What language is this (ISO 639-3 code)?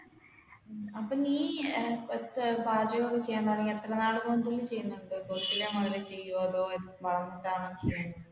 mal